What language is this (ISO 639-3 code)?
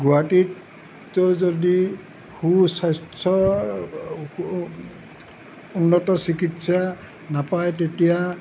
asm